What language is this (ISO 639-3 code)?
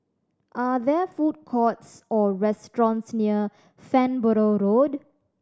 eng